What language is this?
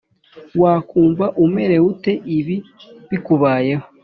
Kinyarwanda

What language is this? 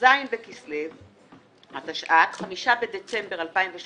Hebrew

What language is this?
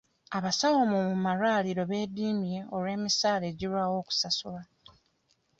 Ganda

